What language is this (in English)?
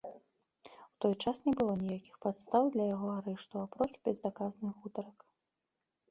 Belarusian